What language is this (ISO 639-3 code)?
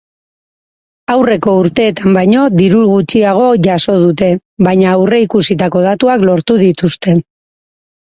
eus